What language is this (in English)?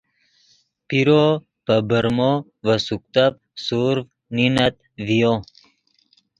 Yidgha